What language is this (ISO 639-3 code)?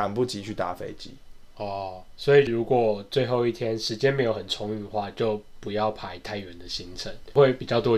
zho